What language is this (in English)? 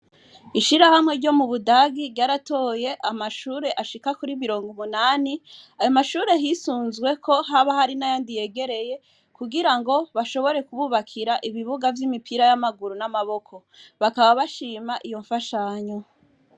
Rundi